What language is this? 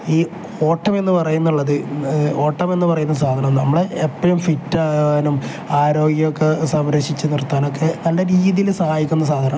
Malayalam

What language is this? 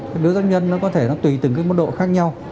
Vietnamese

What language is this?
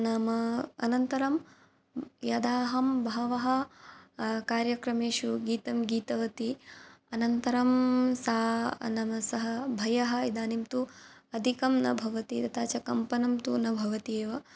Sanskrit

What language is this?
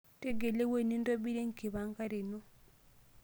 Masai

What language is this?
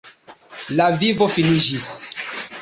Esperanto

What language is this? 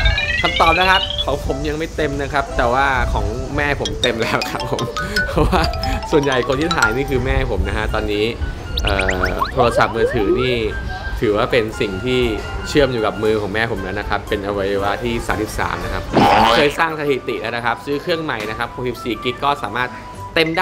Thai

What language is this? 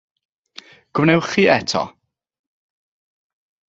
Welsh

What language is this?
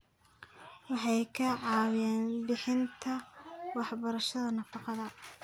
Somali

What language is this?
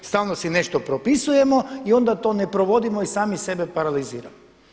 Croatian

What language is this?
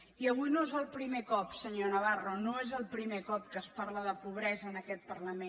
Catalan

